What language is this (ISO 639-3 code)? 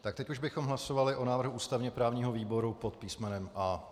ces